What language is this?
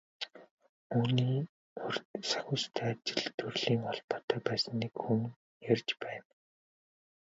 Mongolian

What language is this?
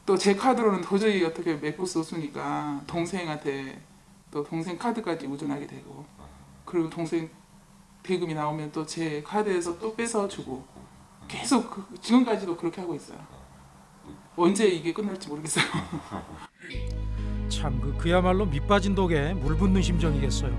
Korean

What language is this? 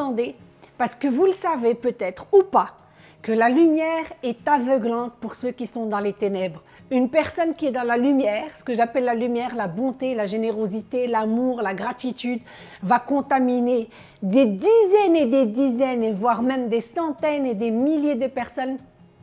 French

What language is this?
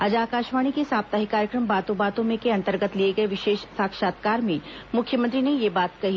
Hindi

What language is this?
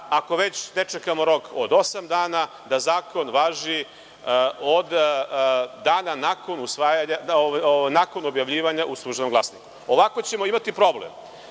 Serbian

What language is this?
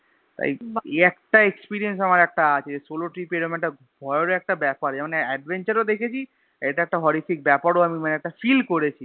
Bangla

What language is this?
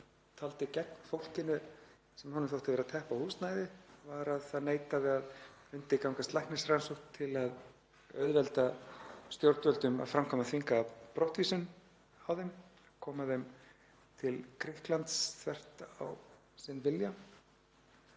Icelandic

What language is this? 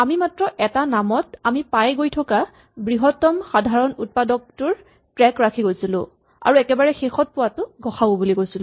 Assamese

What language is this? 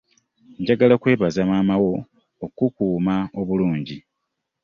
Ganda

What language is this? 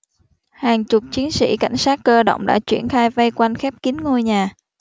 Vietnamese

